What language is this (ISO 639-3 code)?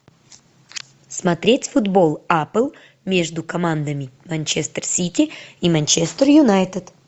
rus